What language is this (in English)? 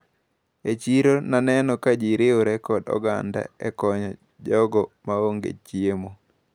Luo (Kenya and Tanzania)